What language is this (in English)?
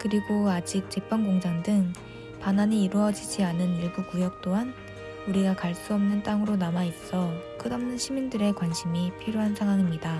Korean